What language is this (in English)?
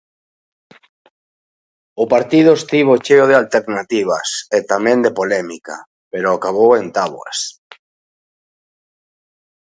Galician